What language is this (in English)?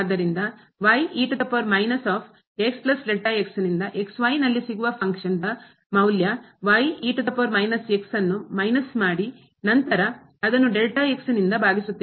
Kannada